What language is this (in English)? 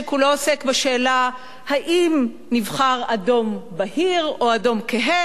Hebrew